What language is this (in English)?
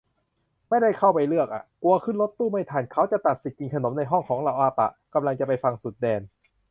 Thai